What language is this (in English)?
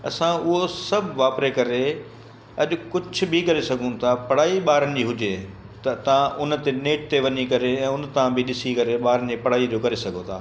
Sindhi